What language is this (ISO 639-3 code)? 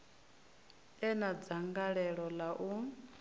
ven